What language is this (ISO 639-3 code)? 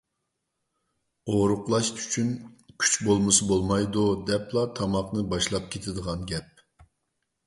uig